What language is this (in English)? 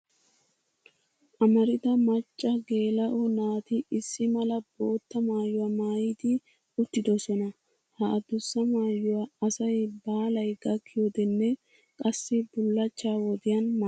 Wolaytta